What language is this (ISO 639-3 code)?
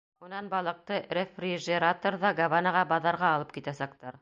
bak